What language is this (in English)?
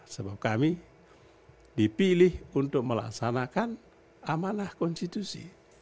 Indonesian